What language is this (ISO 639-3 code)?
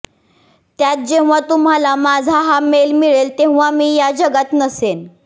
mar